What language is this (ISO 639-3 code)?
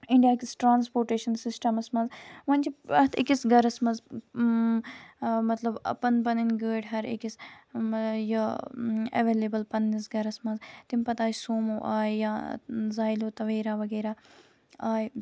kas